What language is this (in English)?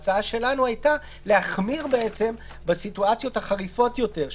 Hebrew